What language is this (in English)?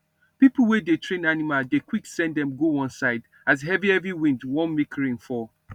Nigerian Pidgin